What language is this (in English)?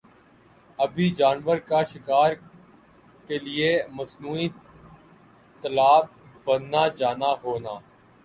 Urdu